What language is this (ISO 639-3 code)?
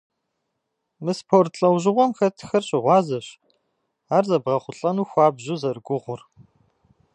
kbd